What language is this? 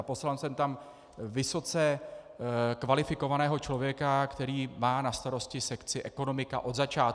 Czech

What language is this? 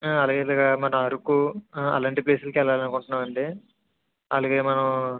Telugu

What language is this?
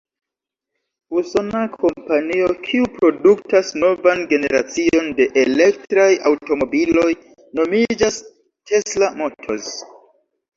Esperanto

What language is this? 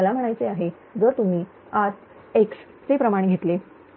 Marathi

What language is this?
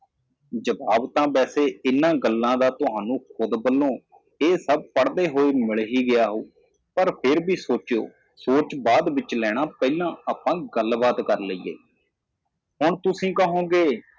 Punjabi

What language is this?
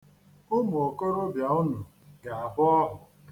Igbo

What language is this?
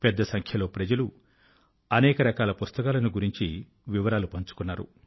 Telugu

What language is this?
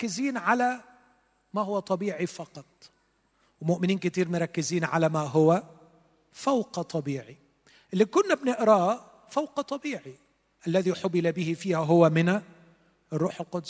Arabic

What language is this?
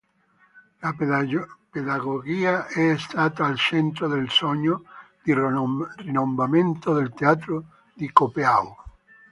Italian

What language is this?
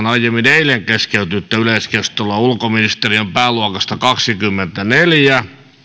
Finnish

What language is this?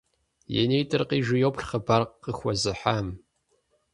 Kabardian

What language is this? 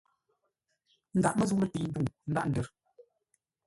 Ngombale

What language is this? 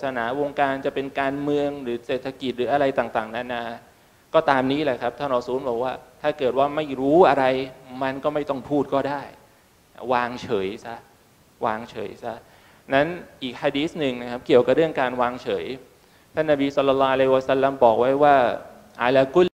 Thai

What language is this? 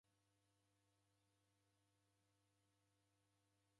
Taita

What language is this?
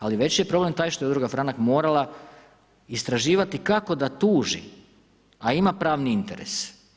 Croatian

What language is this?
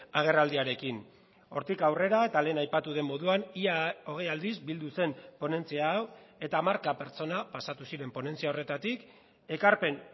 Basque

